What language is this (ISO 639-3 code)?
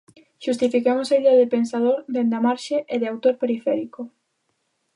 glg